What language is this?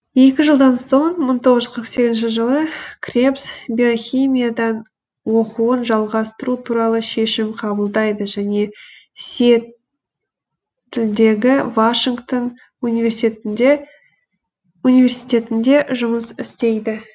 Kazakh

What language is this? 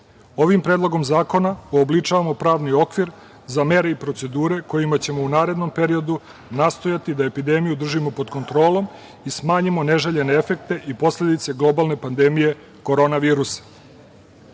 Serbian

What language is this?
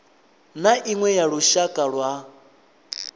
Venda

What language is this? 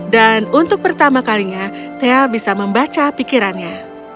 Indonesian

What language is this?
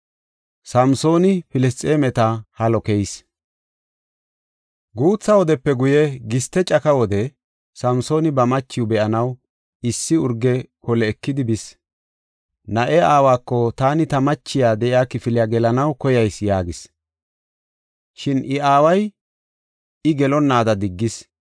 Gofa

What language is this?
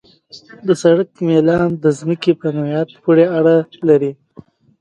Pashto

